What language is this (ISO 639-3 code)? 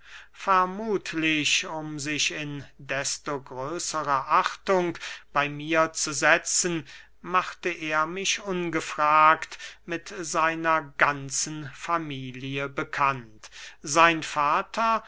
deu